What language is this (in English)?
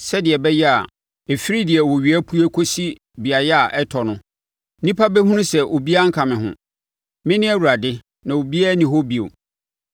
Akan